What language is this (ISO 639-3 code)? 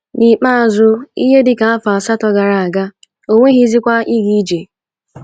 ibo